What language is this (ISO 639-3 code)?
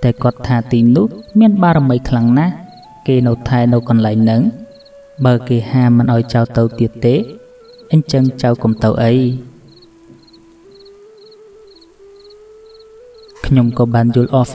vie